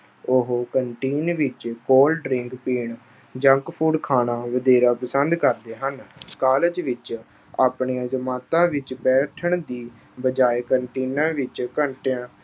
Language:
Punjabi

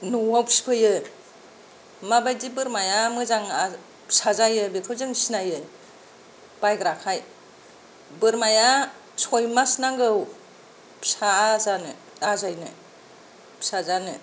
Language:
Bodo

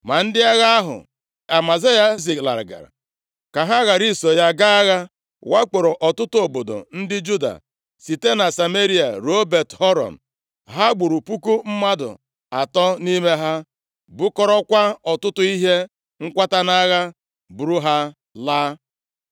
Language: Igbo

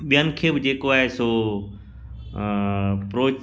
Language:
Sindhi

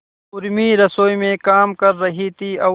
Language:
Hindi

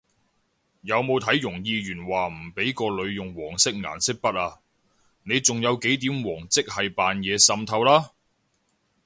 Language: Cantonese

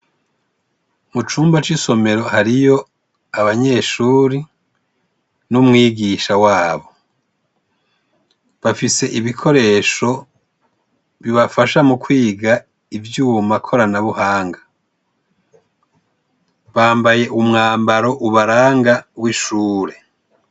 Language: Rundi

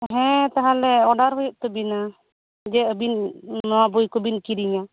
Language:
Santali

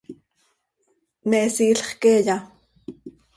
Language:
Seri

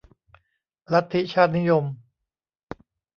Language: Thai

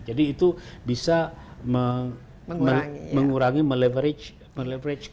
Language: Indonesian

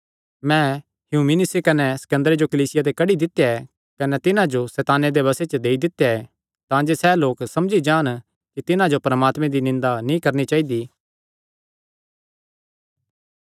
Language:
Kangri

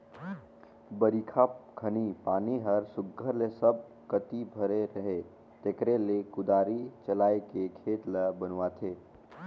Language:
Chhattisgarhi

